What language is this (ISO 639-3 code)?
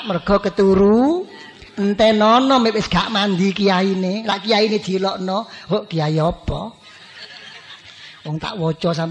ind